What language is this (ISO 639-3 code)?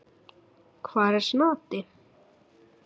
isl